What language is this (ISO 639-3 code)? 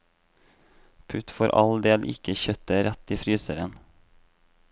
nor